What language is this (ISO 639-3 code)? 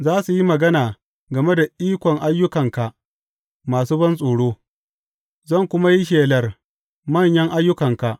hau